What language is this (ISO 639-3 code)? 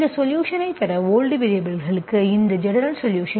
tam